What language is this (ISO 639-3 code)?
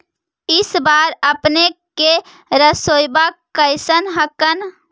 mag